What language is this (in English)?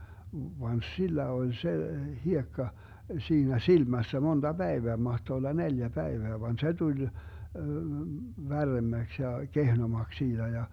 Finnish